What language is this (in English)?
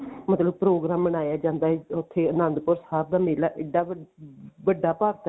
Punjabi